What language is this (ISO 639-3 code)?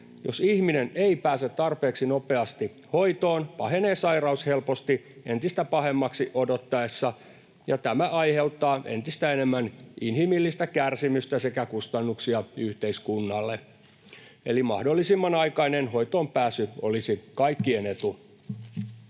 fin